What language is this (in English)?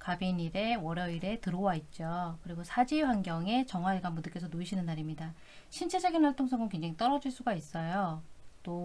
Korean